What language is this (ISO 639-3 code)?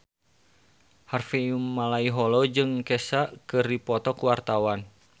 sun